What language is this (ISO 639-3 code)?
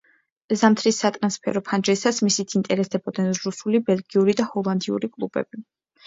kat